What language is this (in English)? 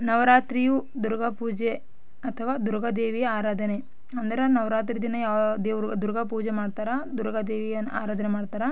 Kannada